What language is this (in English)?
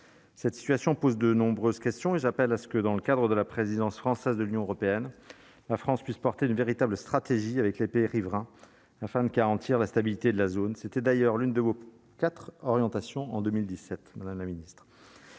French